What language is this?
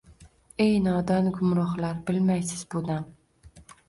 Uzbek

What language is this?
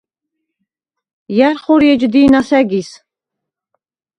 Svan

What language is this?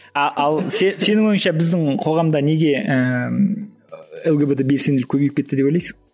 Kazakh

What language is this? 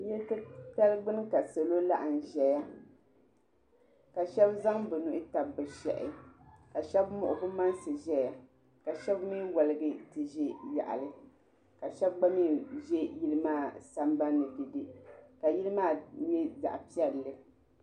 Dagbani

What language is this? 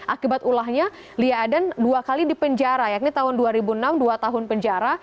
Indonesian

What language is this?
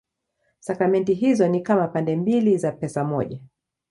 Swahili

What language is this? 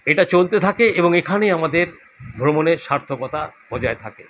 Bangla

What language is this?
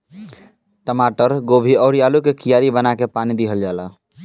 Bhojpuri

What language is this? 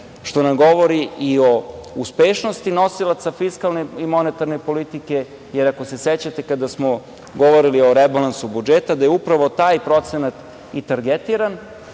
Serbian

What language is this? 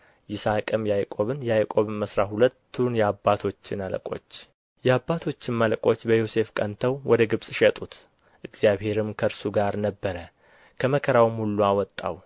Amharic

